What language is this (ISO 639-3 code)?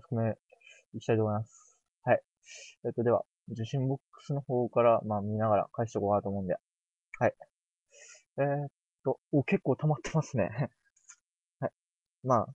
jpn